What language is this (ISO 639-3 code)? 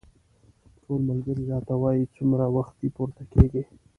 pus